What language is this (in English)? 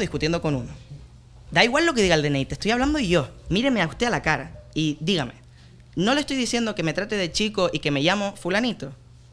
Spanish